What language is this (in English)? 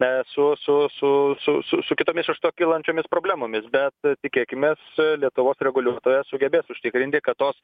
Lithuanian